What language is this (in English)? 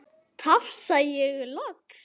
Icelandic